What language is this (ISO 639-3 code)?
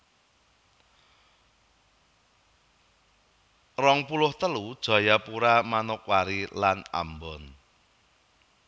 jav